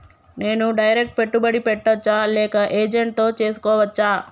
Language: Telugu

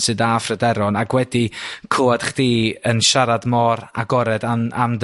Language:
Welsh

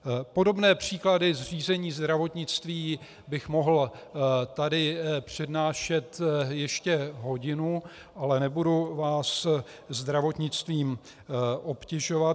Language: Czech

